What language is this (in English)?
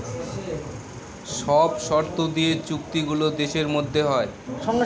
Bangla